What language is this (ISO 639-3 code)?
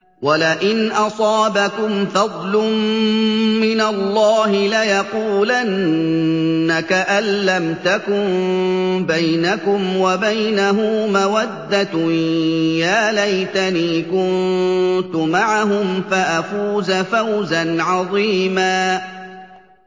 ara